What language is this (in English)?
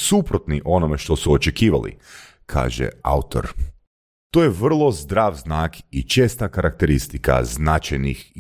Croatian